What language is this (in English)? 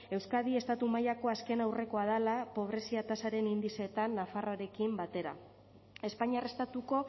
Basque